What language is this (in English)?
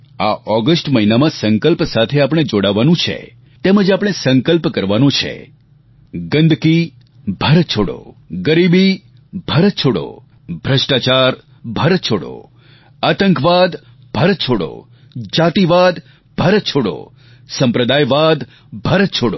Gujarati